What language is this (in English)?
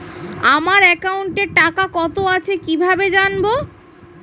Bangla